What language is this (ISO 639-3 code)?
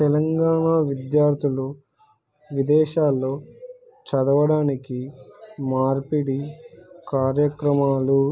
tel